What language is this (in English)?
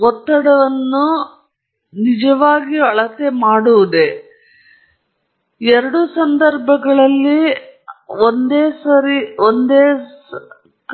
Kannada